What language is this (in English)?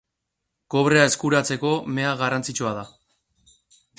Basque